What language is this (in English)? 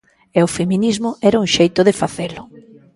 Galician